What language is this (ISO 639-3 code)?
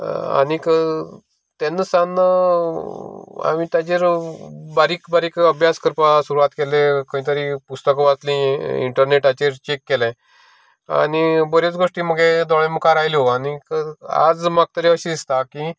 kok